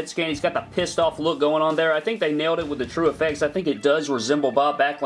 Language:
English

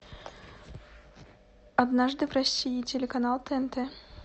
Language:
Russian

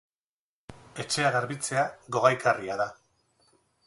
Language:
Basque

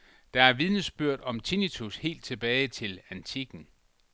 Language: Danish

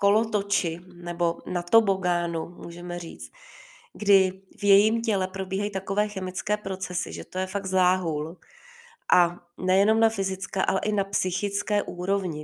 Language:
Czech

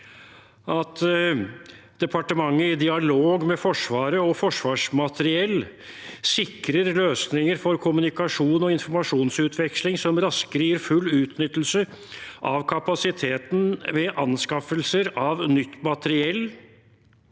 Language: Norwegian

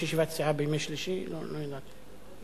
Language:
Hebrew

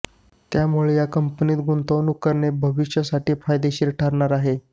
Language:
Marathi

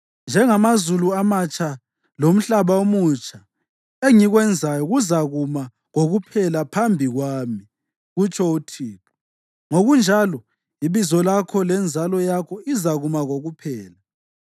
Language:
North Ndebele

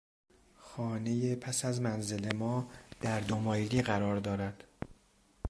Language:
Persian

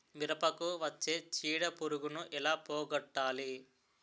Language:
Telugu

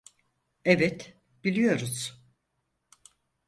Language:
Turkish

